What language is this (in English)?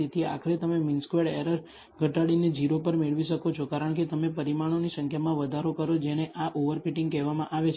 Gujarati